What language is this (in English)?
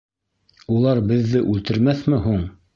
Bashkir